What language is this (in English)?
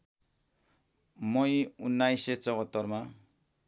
Nepali